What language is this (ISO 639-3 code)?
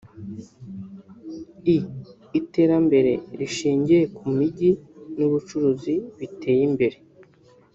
kin